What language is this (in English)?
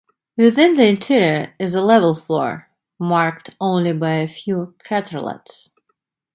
English